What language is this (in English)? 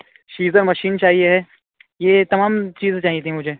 Urdu